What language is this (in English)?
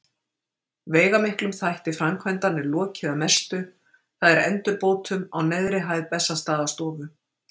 Icelandic